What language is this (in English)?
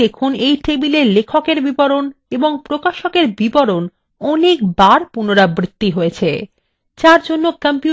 Bangla